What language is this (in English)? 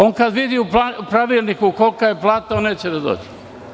Serbian